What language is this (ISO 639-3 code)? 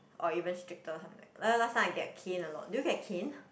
eng